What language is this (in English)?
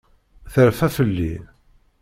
Kabyle